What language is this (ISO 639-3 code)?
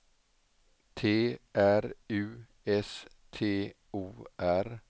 swe